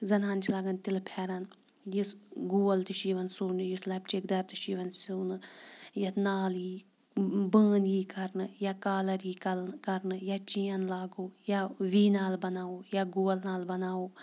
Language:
Kashmiri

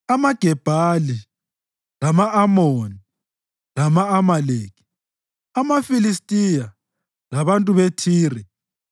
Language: North Ndebele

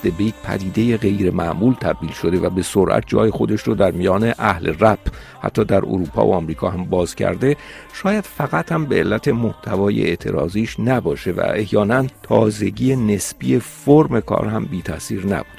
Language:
Persian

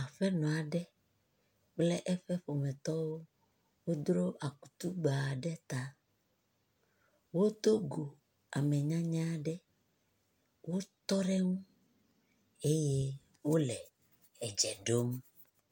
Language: Ewe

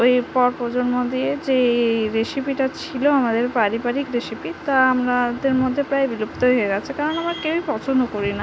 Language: Bangla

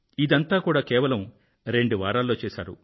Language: Telugu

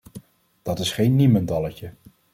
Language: Dutch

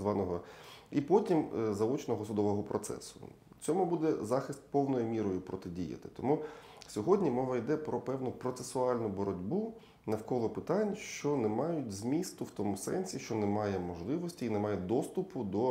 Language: Ukrainian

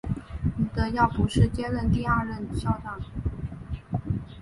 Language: Chinese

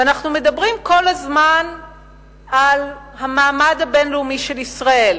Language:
Hebrew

